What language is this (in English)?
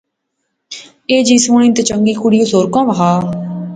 Pahari-Potwari